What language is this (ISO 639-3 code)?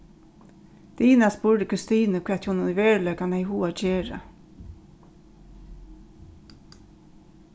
fao